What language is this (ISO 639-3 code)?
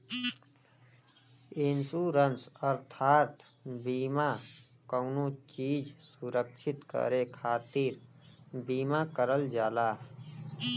bho